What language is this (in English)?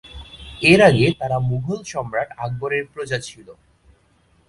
Bangla